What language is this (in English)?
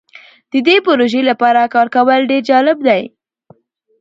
Pashto